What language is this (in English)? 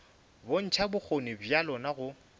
Northern Sotho